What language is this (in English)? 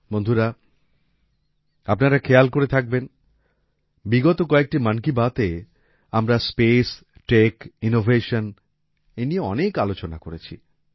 Bangla